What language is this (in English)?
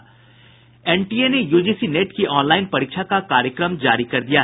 Hindi